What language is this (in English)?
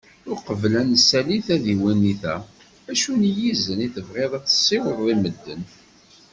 Kabyle